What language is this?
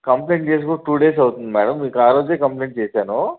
Telugu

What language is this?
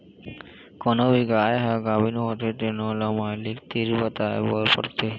Chhattisgarhi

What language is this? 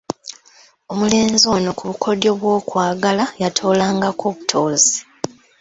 Ganda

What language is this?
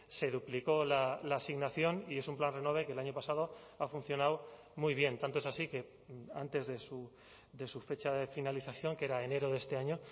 Spanish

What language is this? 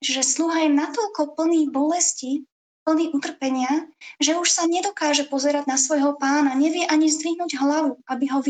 Slovak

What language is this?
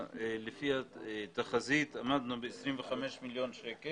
Hebrew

